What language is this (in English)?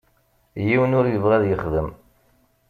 Kabyle